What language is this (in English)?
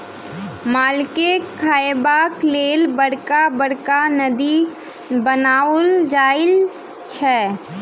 Maithili